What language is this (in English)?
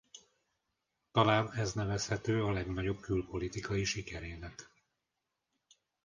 Hungarian